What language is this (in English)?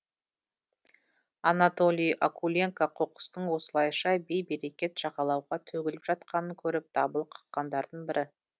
Kazakh